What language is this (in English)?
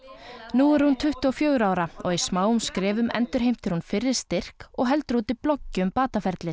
Icelandic